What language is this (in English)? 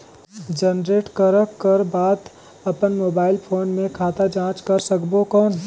Chhattisgarhi